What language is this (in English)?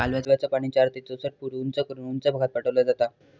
Marathi